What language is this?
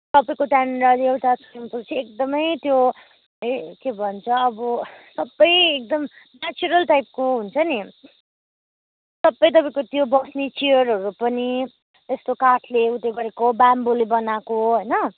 Nepali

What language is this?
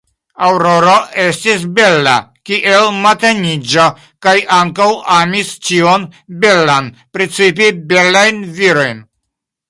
Esperanto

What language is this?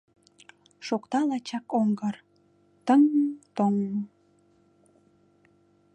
Mari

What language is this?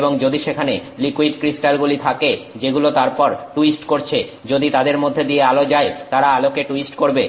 Bangla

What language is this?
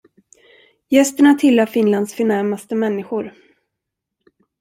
Swedish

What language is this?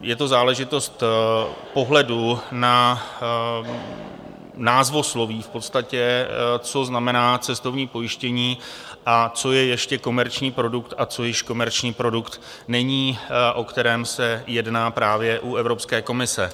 Czech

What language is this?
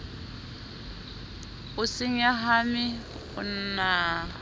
Southern Sotho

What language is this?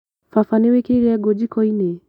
Kikuyu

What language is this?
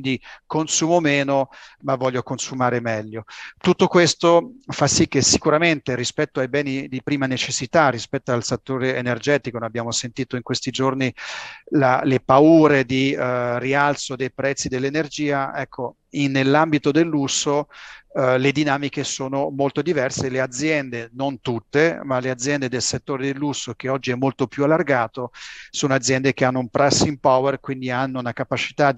Italian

